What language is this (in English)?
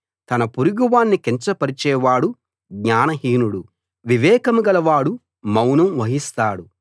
Telugu